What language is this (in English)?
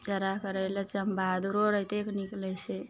Maithili